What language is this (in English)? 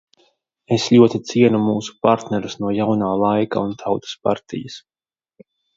Latvian